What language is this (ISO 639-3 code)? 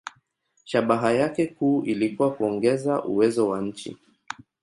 swa